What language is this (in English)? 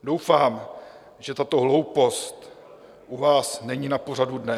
Czech